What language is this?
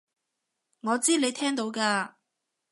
Cantonese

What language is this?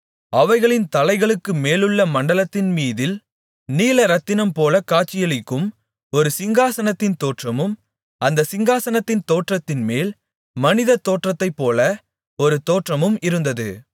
Tamil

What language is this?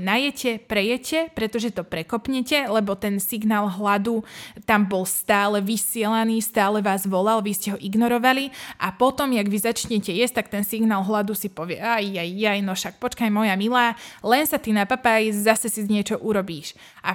Slovak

